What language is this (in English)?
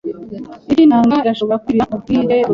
Kinyarwanda